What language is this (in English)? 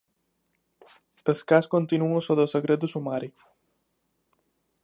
Catalan